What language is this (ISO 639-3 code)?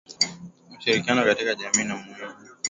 swa